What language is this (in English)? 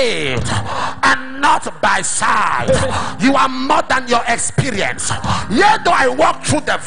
English